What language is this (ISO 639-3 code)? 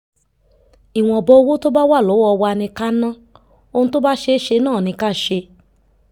yor